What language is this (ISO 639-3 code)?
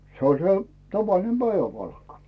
fin